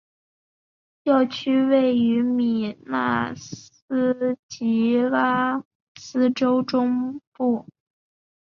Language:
Chinese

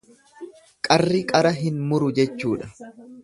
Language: Oromo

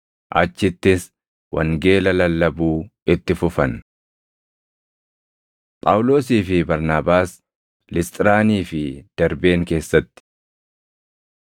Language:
Oromo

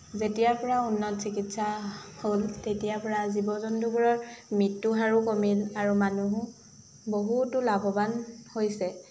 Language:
Assamese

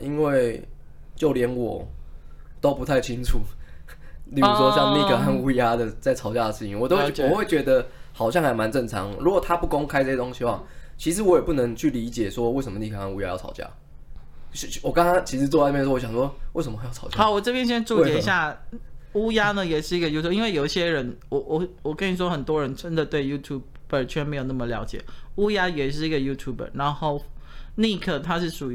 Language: Chinese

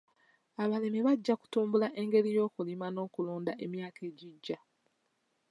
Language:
Ganda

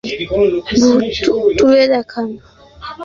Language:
Bangla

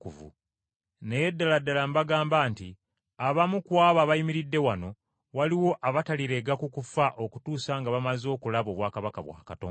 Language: Ganda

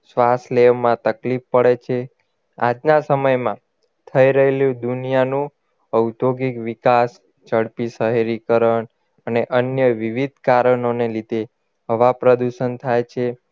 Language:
Gujarati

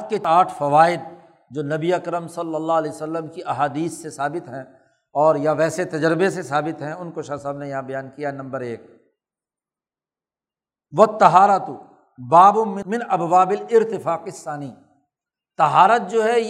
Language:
Urdu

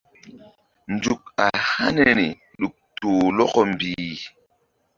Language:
Mbum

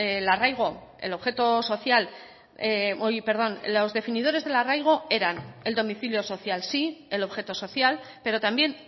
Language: Spanish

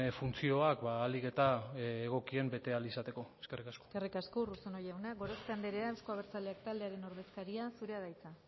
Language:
Basque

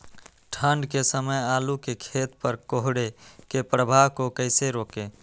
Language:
Magahi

